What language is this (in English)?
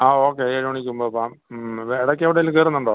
Malayalam